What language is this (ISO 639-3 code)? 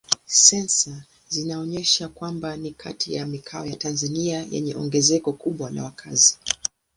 swa